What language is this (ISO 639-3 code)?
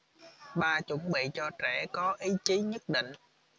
vie